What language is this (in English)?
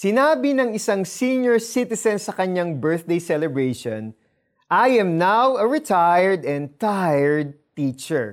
Filipino